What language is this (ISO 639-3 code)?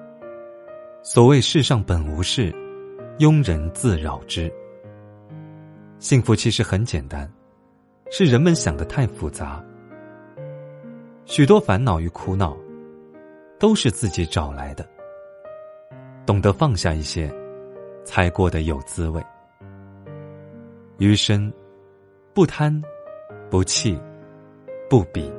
zho